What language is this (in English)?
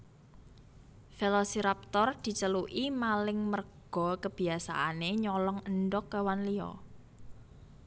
Javanese